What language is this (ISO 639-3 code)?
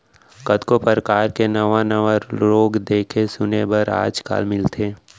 hne